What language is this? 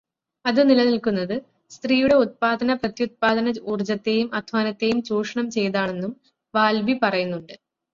Malayalam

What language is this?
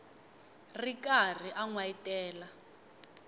Tsonga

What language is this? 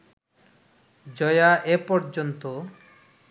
Bangla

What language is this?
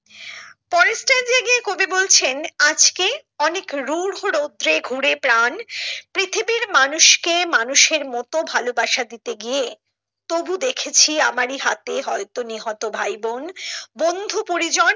Bangla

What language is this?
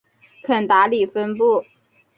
Chinese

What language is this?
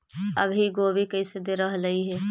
Magahi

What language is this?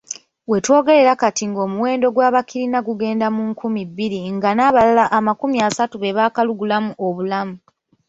Ganda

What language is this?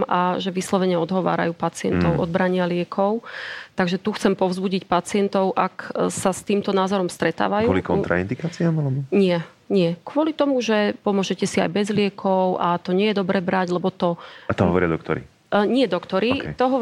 Slovak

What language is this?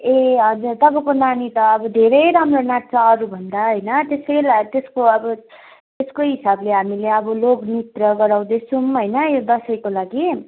Nepali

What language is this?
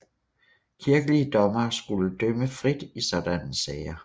Danish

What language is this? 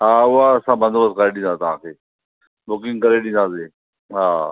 Sindhi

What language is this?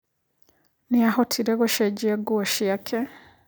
Kikuyu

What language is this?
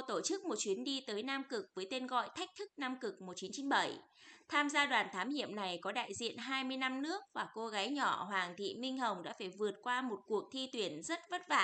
Vietnamese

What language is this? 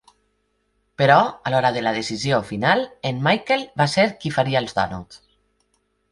Catalan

